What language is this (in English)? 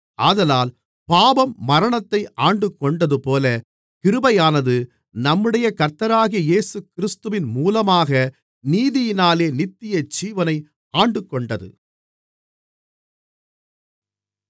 Tamil